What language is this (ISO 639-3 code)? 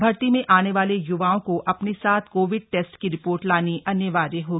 hin